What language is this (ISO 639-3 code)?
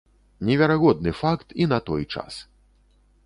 bel